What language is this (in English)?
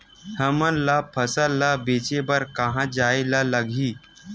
Chhattisgarhi